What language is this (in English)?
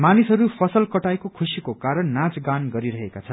Nepali